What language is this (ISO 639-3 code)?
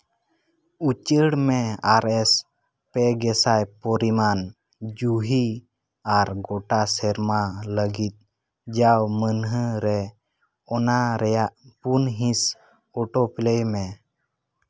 sat